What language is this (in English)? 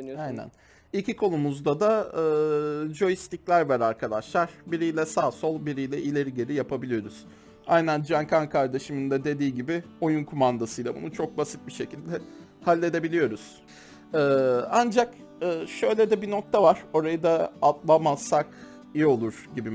Turkish